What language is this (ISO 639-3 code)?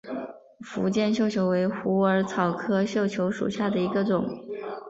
zho